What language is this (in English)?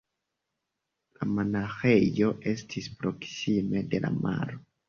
Esperanto